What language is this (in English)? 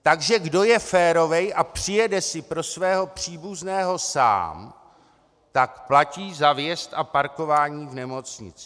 Czech